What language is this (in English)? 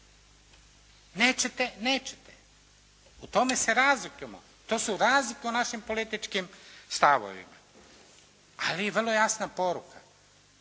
Croatian